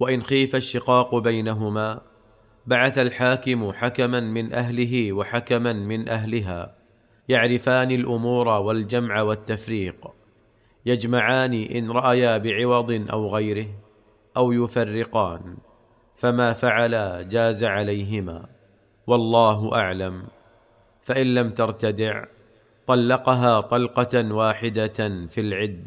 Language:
Arabic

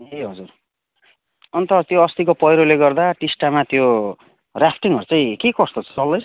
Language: Nepali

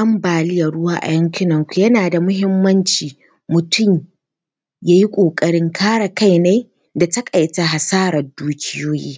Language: Hausa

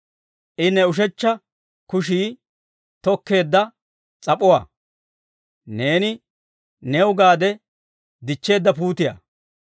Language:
Dawro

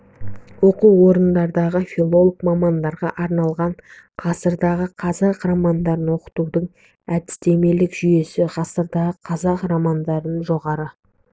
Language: Kazakh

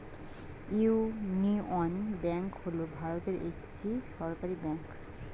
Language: Bangla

